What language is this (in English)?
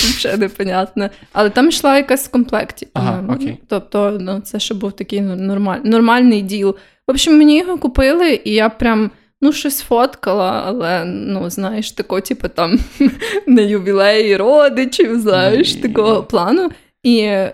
Ukrainian